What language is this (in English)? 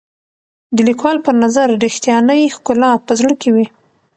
Pashto